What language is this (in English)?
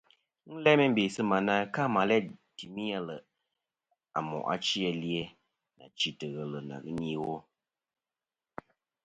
Kom